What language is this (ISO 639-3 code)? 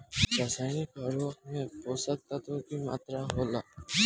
bho